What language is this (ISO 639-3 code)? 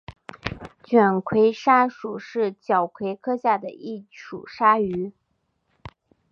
zho